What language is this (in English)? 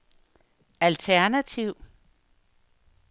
Danish